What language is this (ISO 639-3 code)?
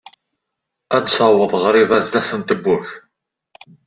kab